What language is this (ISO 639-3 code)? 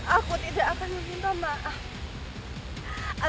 ind